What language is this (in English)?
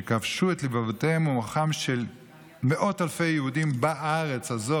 Hebrew